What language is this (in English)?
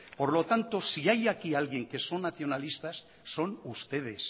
Spanish